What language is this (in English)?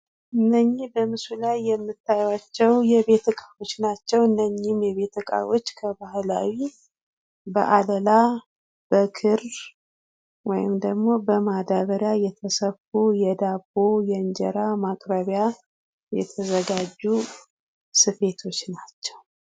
Amharic